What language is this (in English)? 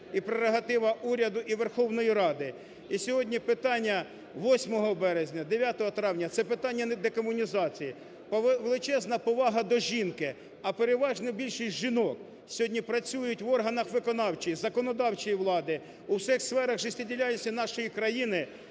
Ukrainian